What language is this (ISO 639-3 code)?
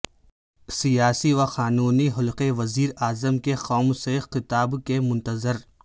urd